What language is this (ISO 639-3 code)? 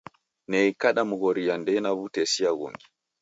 dav